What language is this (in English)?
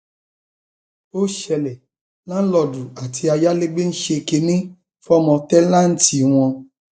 Yoruba